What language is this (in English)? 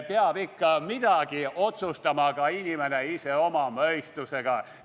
Estonian